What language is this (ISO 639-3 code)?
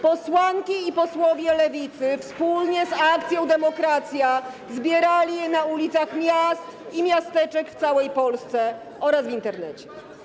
pol